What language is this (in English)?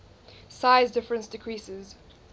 English